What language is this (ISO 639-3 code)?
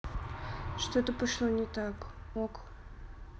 rus